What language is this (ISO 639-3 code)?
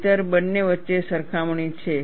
guj